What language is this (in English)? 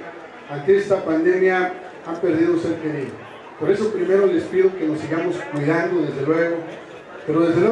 Spanish